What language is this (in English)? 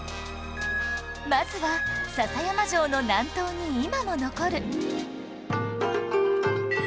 Japanese